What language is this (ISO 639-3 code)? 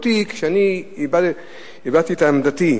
heb